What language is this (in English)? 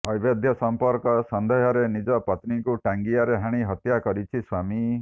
Odia